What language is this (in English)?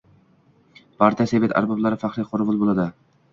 Uzbek